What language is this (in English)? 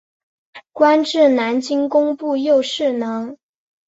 Chinese